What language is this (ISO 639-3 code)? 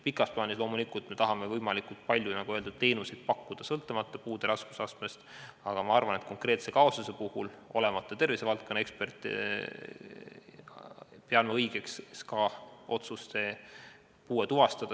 est